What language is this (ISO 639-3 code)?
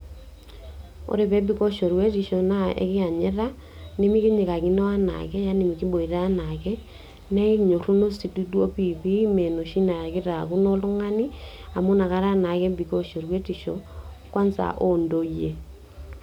mas